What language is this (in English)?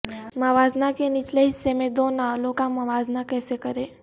Urdu